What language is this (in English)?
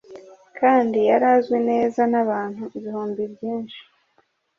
Kinyarwanda